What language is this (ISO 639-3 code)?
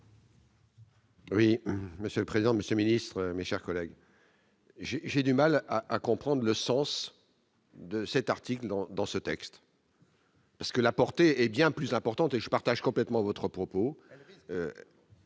fra